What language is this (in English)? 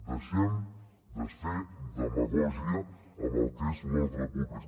Catalan